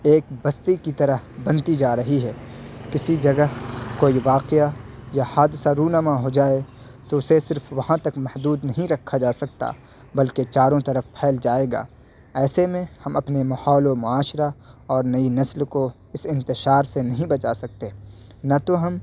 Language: Urdu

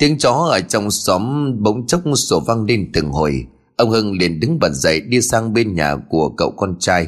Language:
Vietnamese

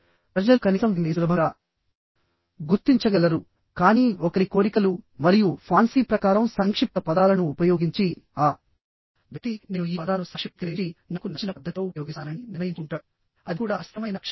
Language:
Telugu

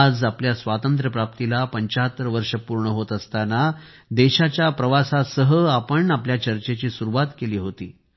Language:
Marathi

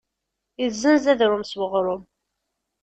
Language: Kabyle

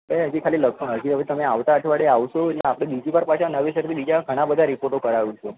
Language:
Gujarati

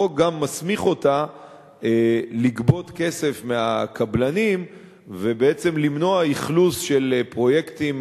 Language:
Hebrew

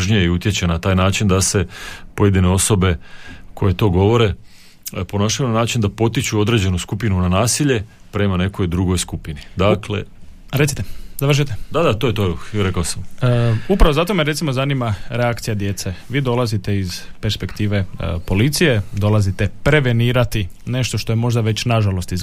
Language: Croatian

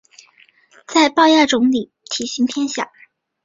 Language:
Chinese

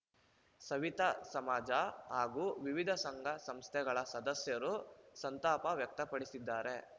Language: Kannada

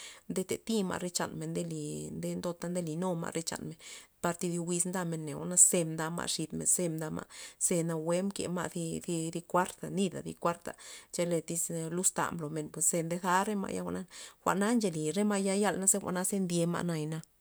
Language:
Loxicha Zapotec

